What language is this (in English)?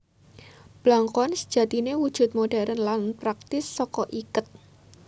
Javanese